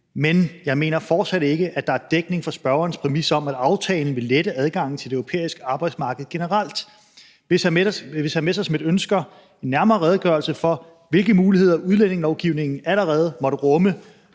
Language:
Danish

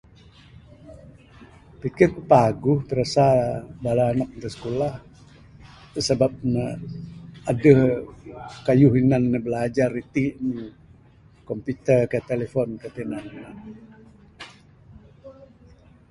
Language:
Bukar-Sadung Bidayuh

